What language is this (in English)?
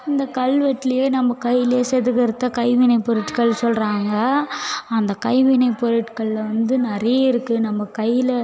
Tamil